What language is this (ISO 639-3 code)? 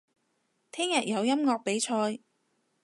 yue